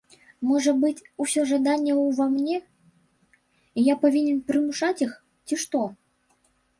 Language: Belarusian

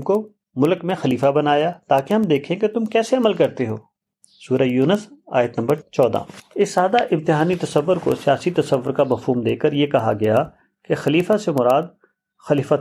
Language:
Urdu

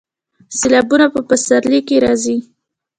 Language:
Pashto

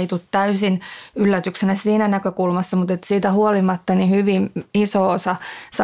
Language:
Finnish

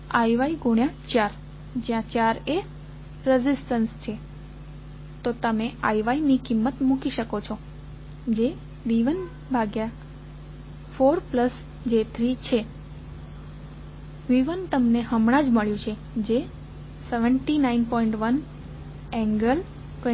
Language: Gujarati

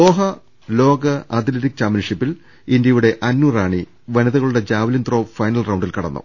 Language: Malayalam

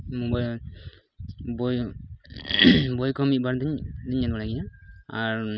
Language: Santali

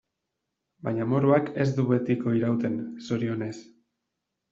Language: Basque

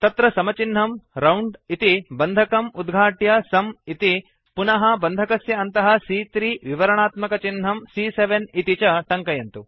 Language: Sanskrit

